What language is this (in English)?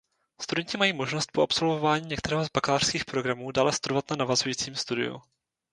Czech